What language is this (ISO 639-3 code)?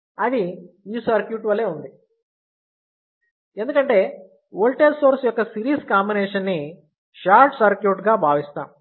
tel